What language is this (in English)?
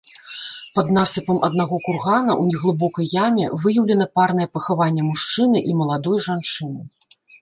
Belarusian